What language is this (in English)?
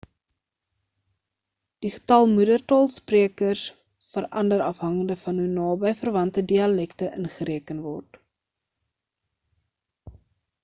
Afrikaans